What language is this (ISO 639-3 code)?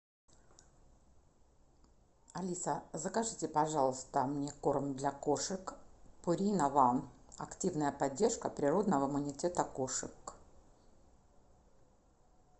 rus